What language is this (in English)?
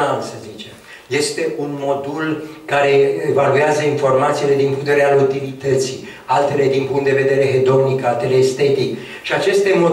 Romanian